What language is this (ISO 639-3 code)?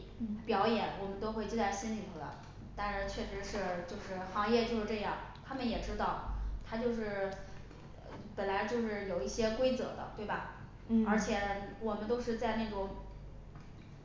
zho